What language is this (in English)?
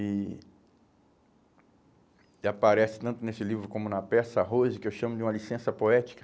Portuguese